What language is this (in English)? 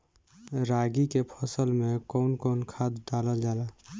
Bhojpuri